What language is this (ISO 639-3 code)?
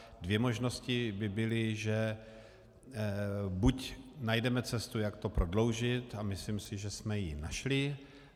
ces